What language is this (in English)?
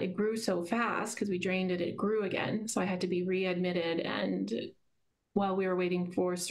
English